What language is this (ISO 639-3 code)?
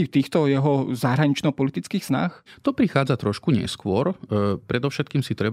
slk